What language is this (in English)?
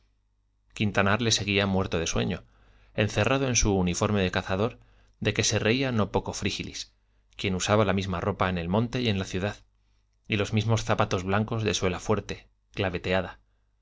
Spanish